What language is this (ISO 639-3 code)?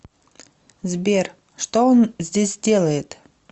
rus